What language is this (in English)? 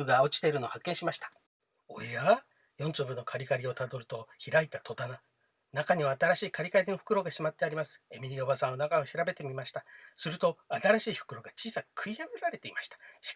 Japanese